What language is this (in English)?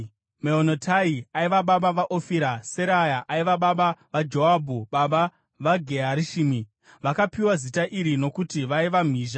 Shona